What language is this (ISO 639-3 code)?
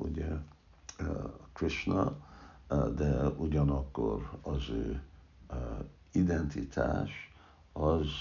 hun